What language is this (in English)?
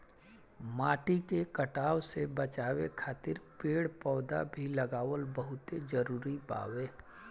Bhojpuri